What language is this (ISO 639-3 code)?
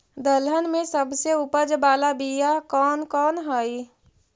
mag